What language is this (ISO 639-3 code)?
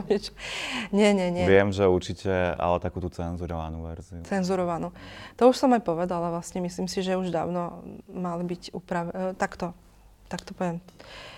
slk